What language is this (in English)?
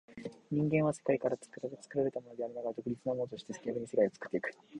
Japanese